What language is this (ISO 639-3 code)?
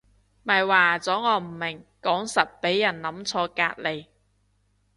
yue